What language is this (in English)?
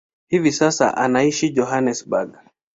Swahili